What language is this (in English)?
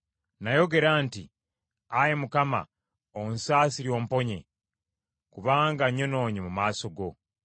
Ganda